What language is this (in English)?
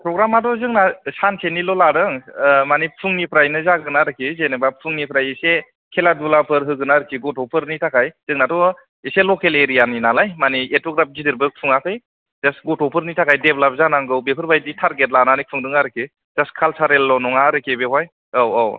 Bodo